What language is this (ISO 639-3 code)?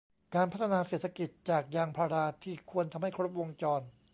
tha